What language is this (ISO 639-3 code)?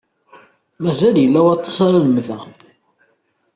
kab